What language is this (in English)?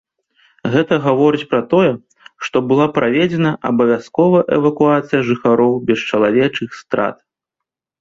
Belarusian